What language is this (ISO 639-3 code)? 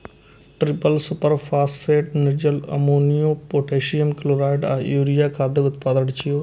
mai